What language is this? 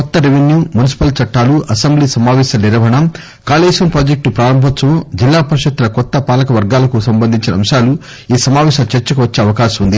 Telugu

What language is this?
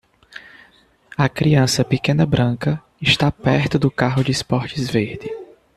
Portuguese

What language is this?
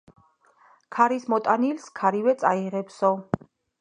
Georgian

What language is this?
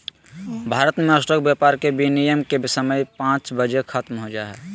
Magahi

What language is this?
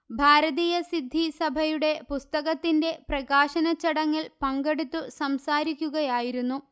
Malayalam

